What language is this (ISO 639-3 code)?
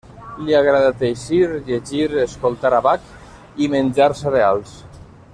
cat